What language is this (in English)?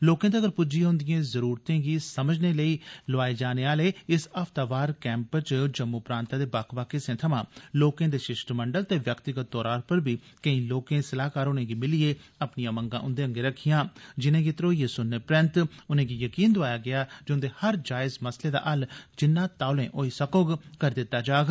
Dogri